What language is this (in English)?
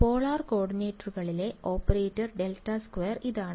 Malayalam